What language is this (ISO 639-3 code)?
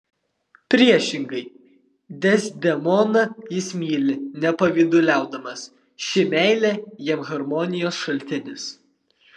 lit